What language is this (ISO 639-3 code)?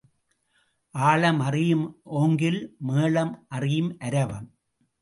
tam